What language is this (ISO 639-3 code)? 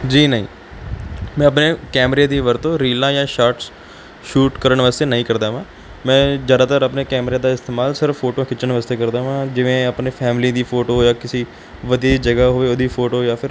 pan